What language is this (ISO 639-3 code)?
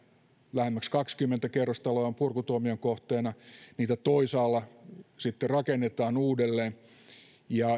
fin